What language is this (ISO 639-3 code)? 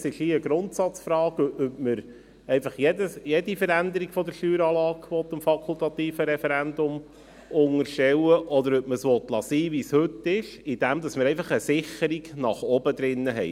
gsw